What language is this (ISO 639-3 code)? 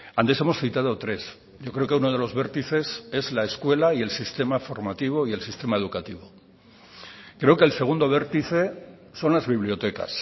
spa